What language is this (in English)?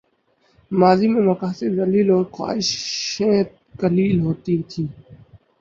Urdu